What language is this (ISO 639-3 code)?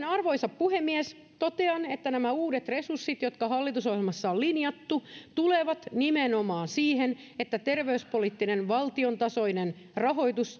fin